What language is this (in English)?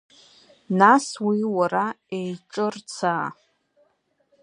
Abkhazian